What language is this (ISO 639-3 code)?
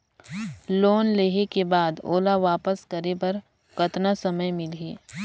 hne